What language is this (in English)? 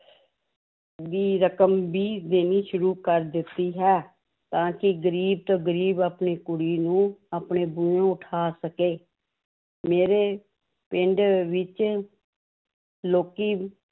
Punjabi